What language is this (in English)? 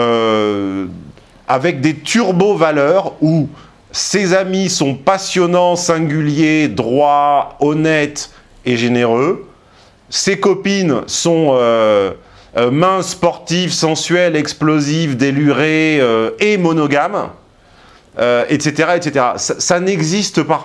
French